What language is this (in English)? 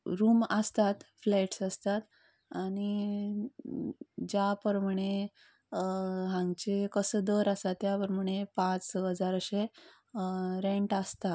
Konkani